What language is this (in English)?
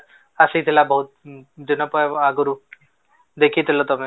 Odia